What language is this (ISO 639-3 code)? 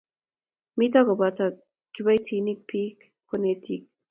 kln